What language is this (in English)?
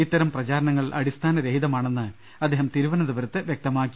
Malayalam